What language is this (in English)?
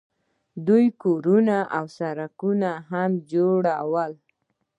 Pashto